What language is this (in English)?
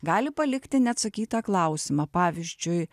Lithuanian